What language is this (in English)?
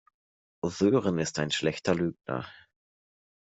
German